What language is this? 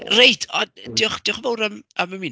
Welsh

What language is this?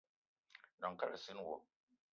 Eton (Cameroon)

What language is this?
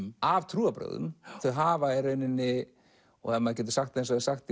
Icelandic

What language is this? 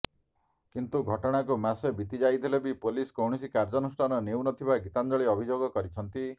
Odia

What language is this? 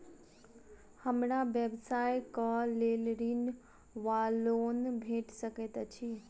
Maithili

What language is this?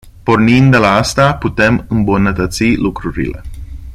Romanian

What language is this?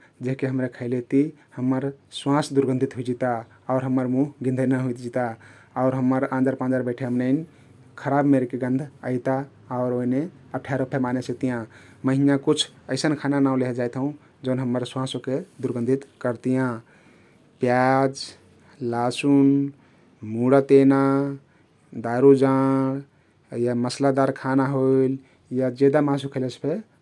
Kathoriya Tharu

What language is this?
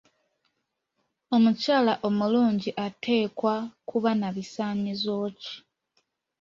Ganda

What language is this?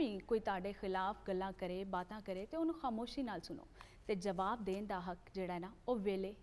Hindi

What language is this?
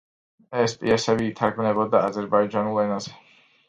Georgian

